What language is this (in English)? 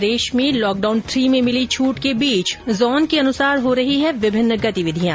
Hindi